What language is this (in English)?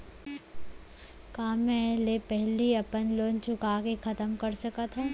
Chhattisgarhi